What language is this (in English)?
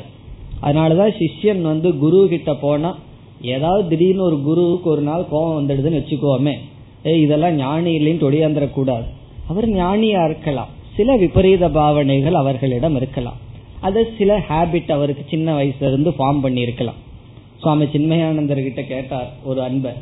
Tamil